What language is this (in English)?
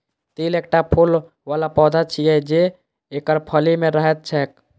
Maithili